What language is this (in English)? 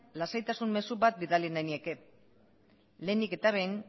Basque